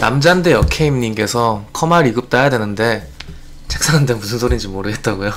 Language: Korean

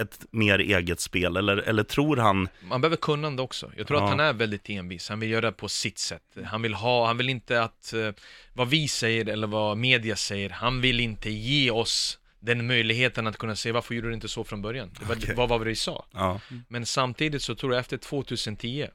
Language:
Swedish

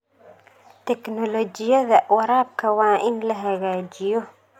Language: Somali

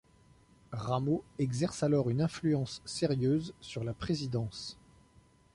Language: French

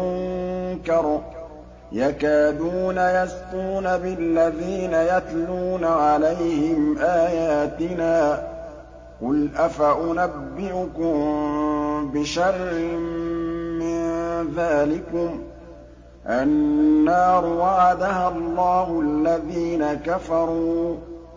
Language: Arabic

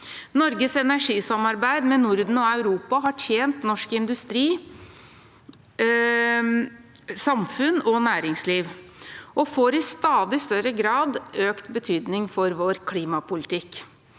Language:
Norwegian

